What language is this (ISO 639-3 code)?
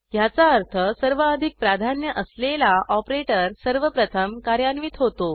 mar